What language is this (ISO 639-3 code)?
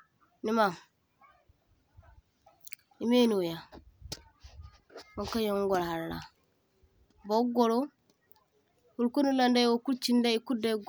dje